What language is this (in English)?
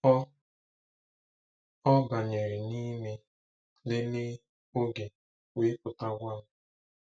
Igbo